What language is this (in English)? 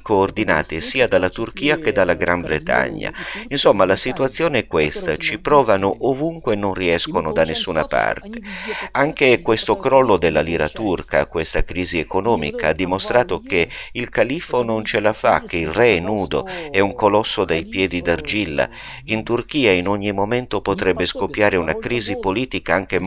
Italian